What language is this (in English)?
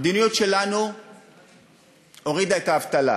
Hebrew